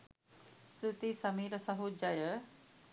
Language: Sinhala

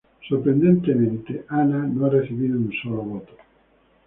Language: Spanish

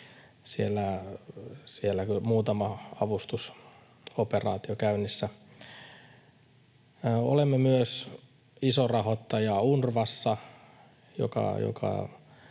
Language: Finnish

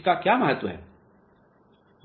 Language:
Hindi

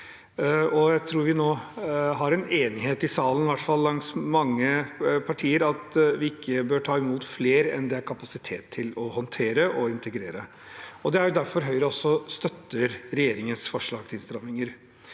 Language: Norwegian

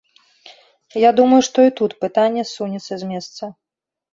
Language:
Belarusian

